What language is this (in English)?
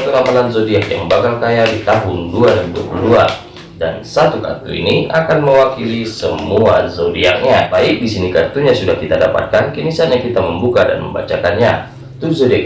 Indonesian